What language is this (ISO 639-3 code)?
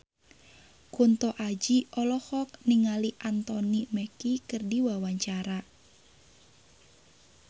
sun